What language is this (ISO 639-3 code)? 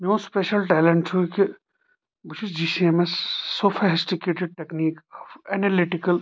kas